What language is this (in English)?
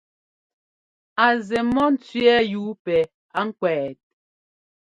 Ngomba